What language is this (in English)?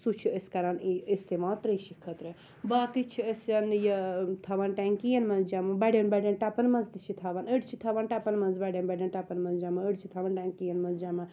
Kashmiri